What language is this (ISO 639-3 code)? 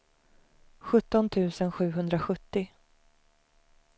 swe